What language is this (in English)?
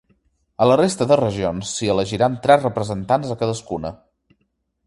Catalan